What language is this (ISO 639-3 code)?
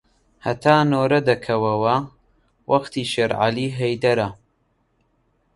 ckb